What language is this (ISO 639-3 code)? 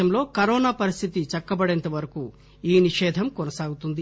tel